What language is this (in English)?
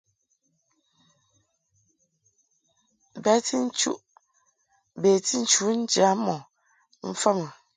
Mungaka